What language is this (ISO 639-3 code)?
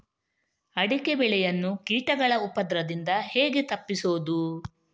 kan